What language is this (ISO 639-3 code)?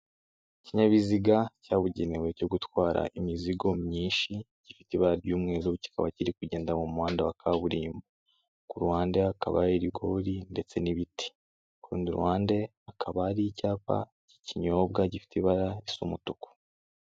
kin